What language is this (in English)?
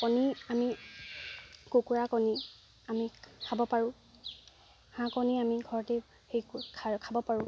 Assamese